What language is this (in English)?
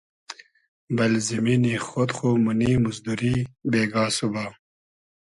Hazaragi